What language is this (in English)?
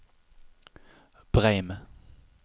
Norwegian